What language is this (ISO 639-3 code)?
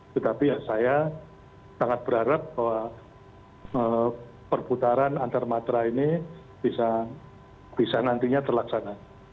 ind